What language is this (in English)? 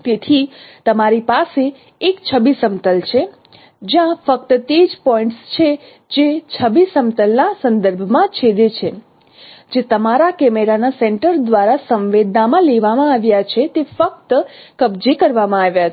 Gujarati